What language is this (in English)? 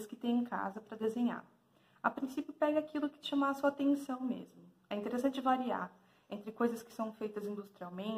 Portuguese